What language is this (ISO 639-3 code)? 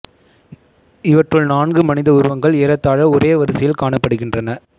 tam